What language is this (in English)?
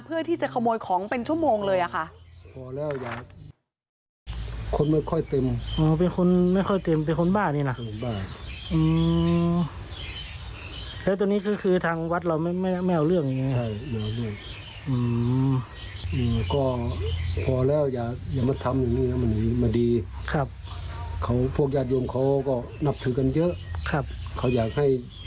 Thai